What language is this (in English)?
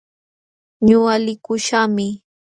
Jauja Wanca Quechua